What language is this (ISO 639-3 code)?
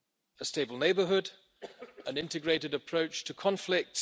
eng